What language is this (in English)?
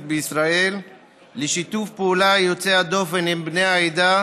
Hebrew